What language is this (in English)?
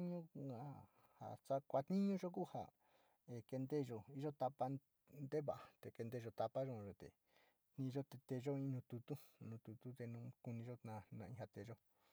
Sinicahua Mixtec